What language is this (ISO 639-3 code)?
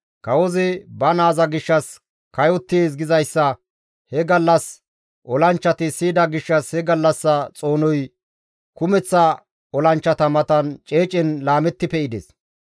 gmv